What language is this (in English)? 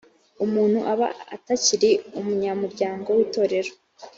Kinyarwanda